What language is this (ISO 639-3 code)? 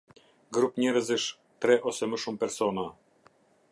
sqi